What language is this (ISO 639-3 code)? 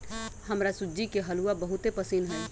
mag